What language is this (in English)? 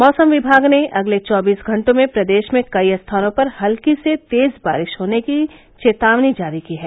Hindi